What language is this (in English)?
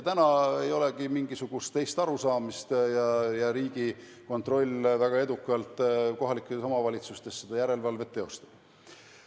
Estonian